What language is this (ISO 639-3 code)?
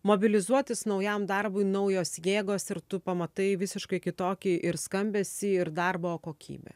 lit